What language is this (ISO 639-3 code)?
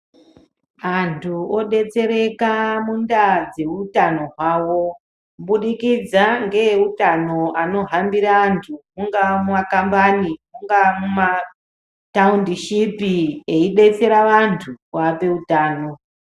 ndc